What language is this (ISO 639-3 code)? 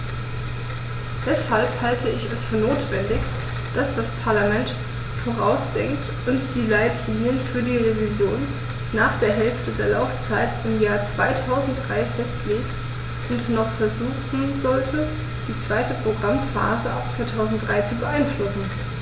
deu